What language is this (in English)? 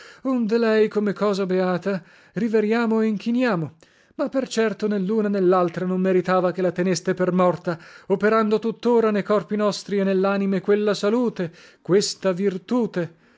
Italian